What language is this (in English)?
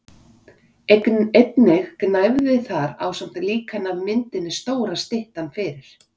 Icelandic